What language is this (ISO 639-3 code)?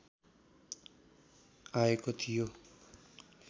nep